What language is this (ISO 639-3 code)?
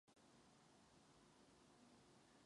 ces